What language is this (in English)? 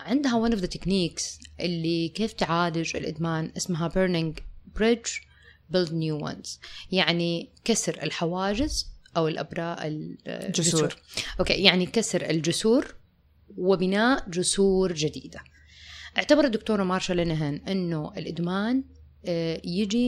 Arabic